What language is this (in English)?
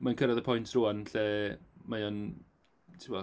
Welsh